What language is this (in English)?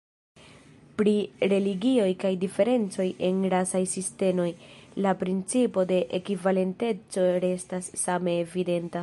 Esperanto